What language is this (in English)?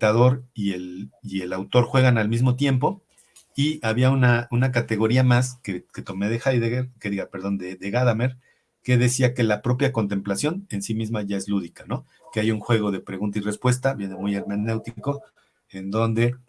Spanish